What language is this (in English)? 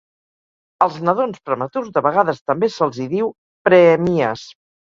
Catalan